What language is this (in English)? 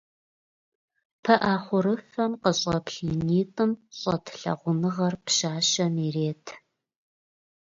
Russian